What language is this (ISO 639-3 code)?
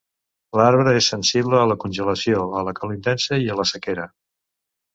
cat